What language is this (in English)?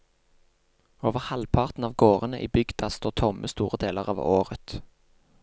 Norwegian